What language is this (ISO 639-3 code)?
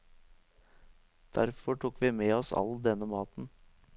nor